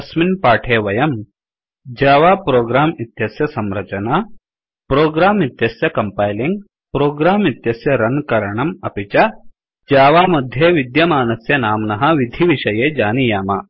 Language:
Sanskrit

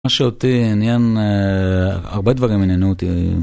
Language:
Hebrew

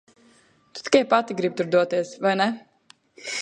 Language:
Latvian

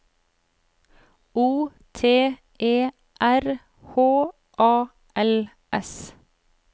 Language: Norwegian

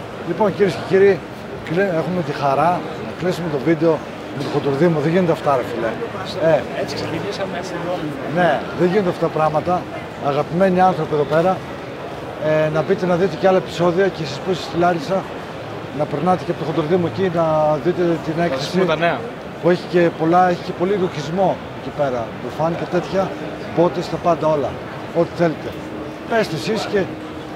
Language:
Greek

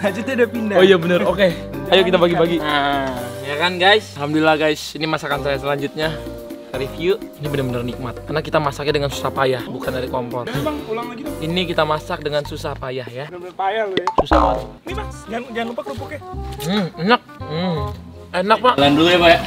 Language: Indonesian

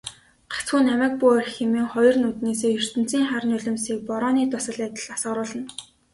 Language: Mongolian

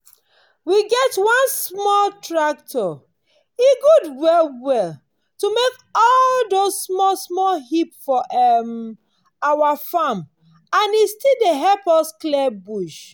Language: Nigerian Pidgin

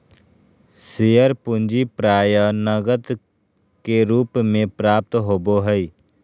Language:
Magahi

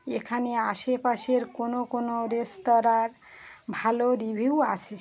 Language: Bangla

